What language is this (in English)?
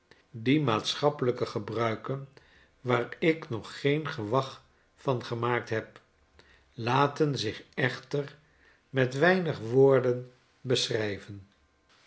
Dutch